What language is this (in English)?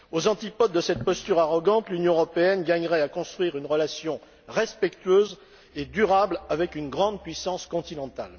French